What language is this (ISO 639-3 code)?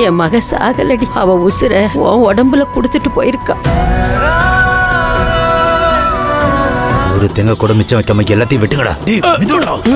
kor